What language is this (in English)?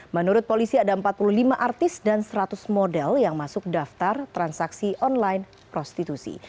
Indonesian